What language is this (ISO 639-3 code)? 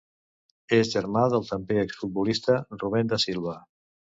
cat